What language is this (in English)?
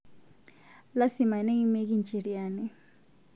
Masai